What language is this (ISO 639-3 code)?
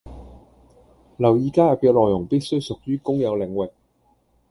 yue